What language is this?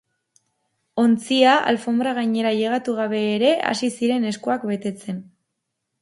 Basque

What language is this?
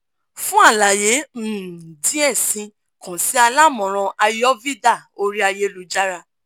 Yoruba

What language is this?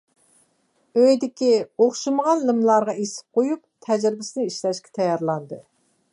Uyghur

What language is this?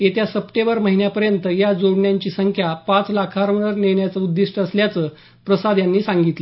Marathi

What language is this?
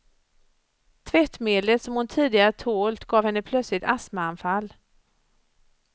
Swedish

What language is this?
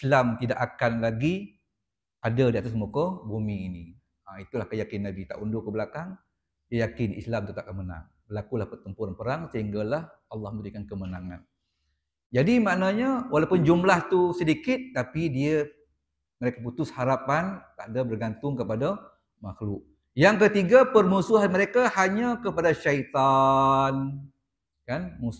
Malay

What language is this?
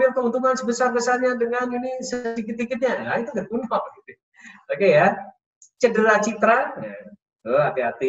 Indonesian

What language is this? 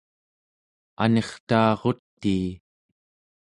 Central Yupik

